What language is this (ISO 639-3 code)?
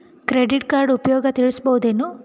kan